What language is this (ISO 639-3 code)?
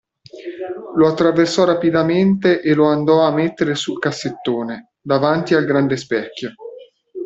ita